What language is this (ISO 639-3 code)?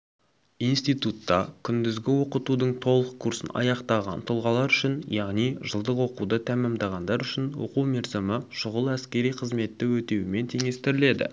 kaz